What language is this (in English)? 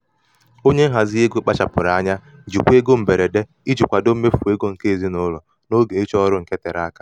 Igbo